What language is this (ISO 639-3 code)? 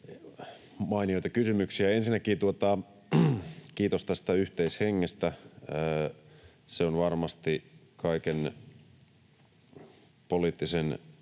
fin